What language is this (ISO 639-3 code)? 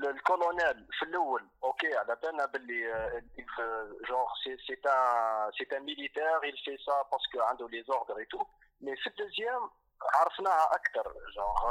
ara